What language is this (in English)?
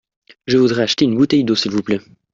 French